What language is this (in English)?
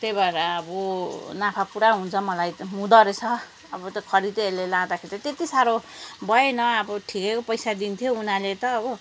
Nepali